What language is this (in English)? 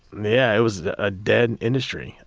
English